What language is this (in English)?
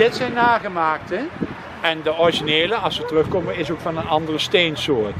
Dutch